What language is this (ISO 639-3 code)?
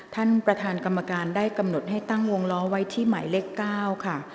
tha